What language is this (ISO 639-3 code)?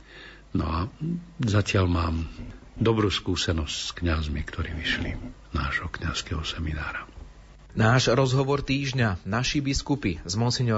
slk